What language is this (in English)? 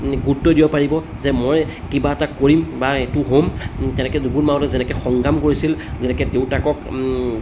Assamese